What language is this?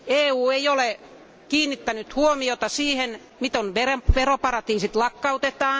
Finnish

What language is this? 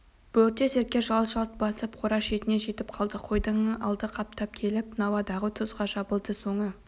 Kazakh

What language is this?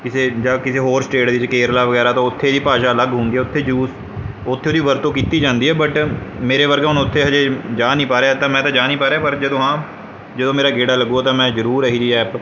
Punjabi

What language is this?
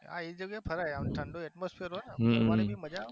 Gujarati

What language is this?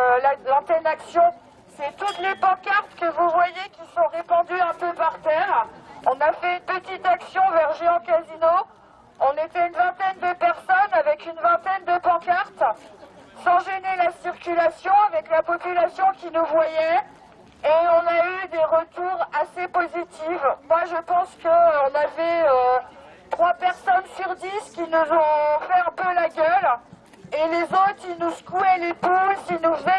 French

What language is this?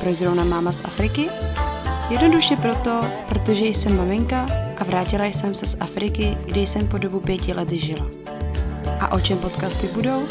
Czech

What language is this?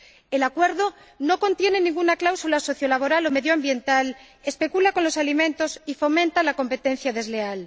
Spanish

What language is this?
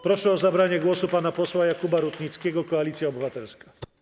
Polish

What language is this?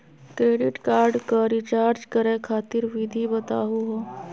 Magahi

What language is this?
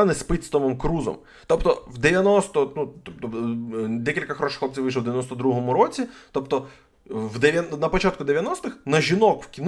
Ukrainian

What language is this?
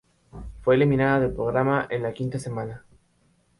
Spanish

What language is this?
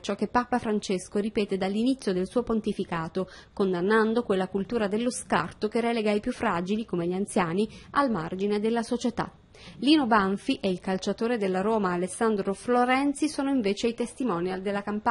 Italian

